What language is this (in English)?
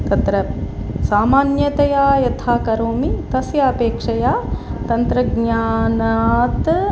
Sanskrit